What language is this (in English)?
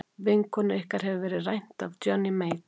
Icelandic